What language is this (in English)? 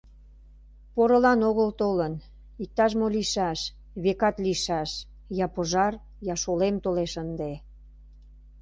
Mari